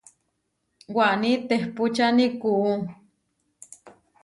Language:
Huarijio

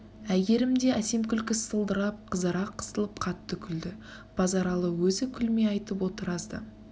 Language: Kazakh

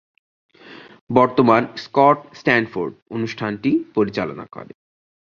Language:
Bangla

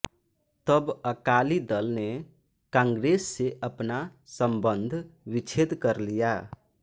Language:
Hindi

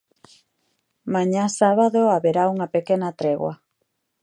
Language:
Galician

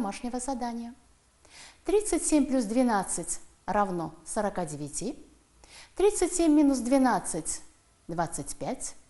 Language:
Russian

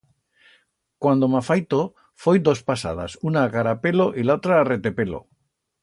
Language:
Aragonese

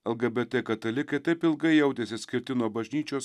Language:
Lithuanian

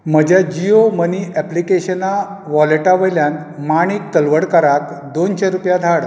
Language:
Konkani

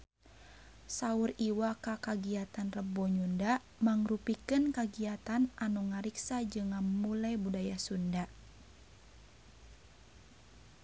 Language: Sundanese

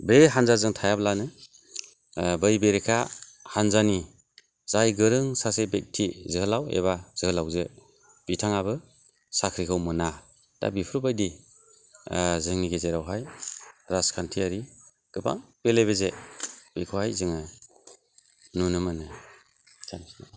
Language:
Bodo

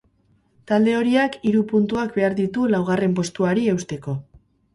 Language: Basque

